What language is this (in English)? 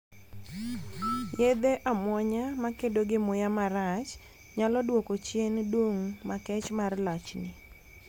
Luo (Kenya and Tanzania)